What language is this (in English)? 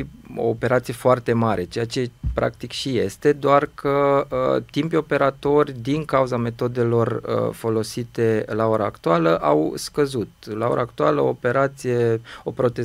Romanian